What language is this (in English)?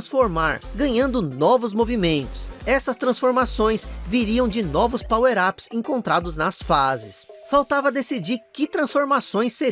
Portuguese